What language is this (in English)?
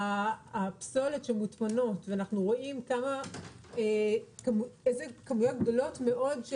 Hebrew